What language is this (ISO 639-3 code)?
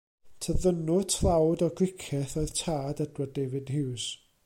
cym